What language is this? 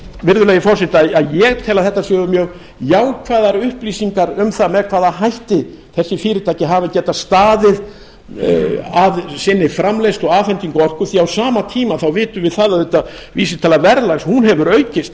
Icelandic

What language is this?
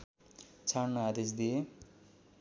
Nepali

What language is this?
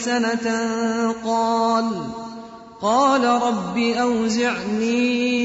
Arabic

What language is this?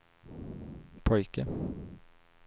Swedish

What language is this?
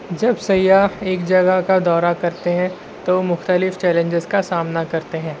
Urdu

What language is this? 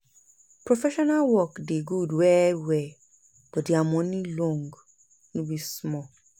Nigerian Pidgin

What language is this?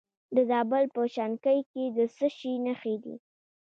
Pashto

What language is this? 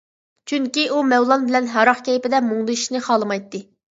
Uyghur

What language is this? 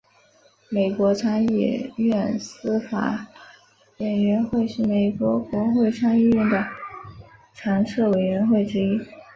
Chinese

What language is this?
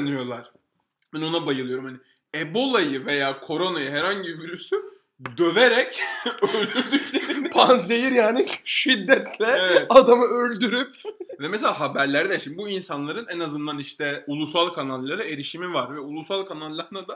Turkish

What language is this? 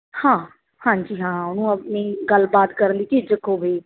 Punjabi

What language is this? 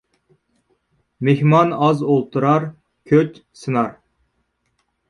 Uyghur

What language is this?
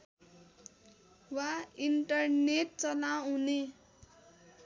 Nepali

